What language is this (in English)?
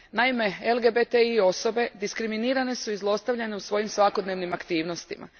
Croatian